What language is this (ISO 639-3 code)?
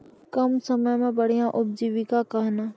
mai